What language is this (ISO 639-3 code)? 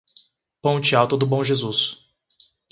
por